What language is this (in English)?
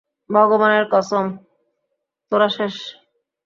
Bangla